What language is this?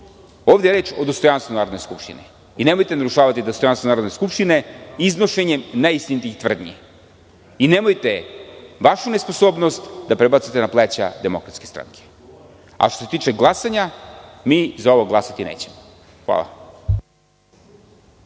Serbian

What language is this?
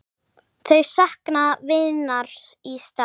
Icelandic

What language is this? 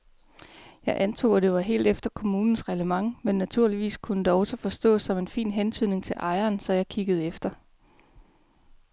Danish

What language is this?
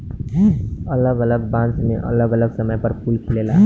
Bhojpuri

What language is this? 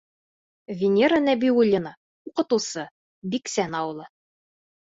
Bashkir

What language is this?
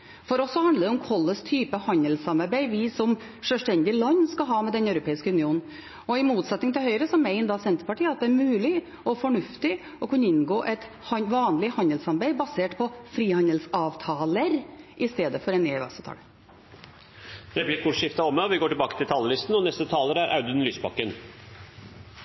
Norwegian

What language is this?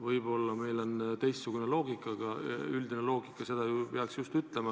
Estonian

